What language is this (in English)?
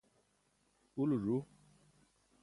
Burushaski